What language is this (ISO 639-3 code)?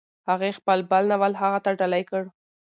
pus